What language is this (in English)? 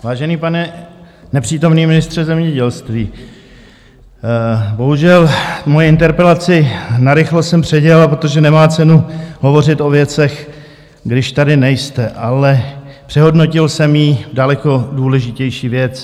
Czech